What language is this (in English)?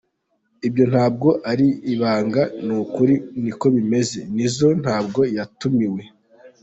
Kinyarwanda